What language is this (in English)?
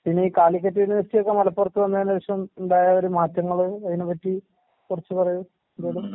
Malayalam